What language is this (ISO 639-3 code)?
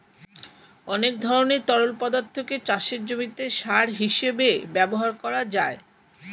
ben